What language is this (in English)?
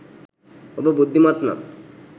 Sinhala